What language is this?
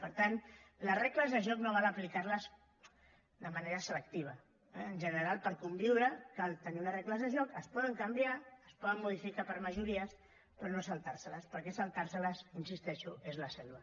Catalan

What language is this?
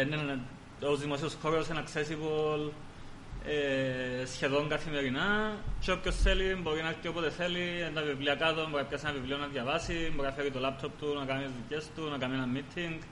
Greek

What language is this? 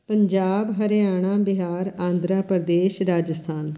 Punjabi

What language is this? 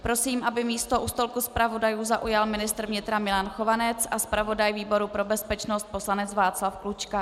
Czech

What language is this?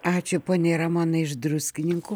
Lithuanian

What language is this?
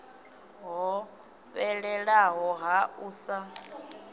Venda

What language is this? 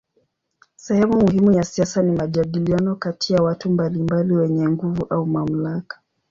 Swahili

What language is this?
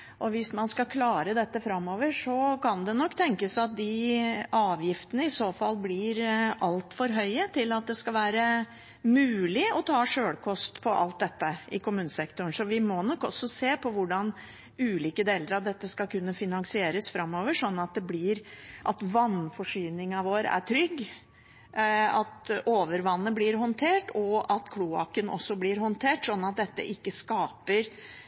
Norwegian Bokmål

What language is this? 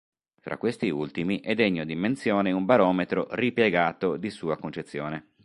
Italian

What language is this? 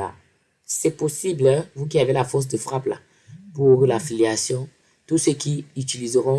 French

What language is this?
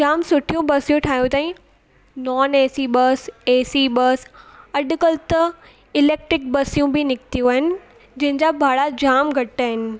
Sindhi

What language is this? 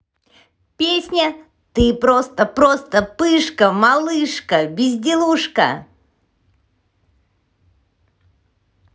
Russian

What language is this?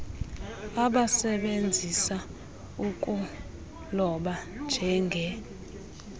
Xhosa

